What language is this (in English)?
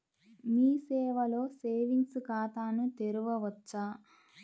Telugu